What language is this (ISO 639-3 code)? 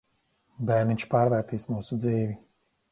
lav